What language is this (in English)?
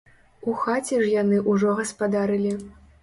Belarusian